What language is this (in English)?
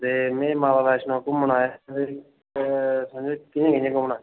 Dogri